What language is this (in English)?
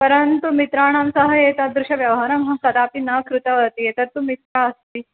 Sanskrit